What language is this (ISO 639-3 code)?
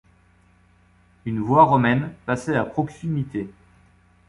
fra